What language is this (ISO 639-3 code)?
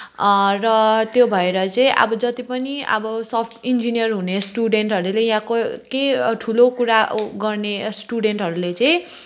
nep